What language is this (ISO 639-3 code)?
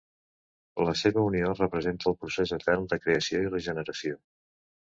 cat